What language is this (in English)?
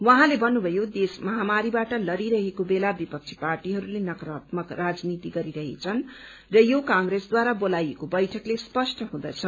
Nepali